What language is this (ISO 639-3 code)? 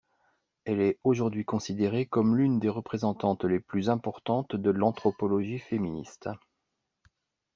fra